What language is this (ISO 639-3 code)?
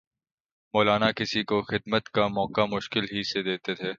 urd